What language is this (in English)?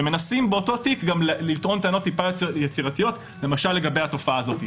Hebrew